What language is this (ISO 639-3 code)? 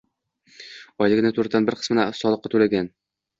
uzb